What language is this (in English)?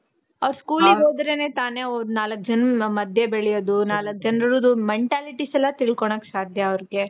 Kannada